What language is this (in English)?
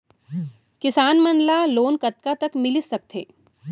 Chhattisgarhi